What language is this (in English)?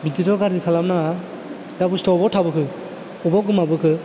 Bodo